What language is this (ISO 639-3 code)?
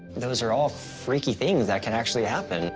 eng